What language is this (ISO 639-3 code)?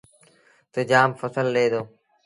sbn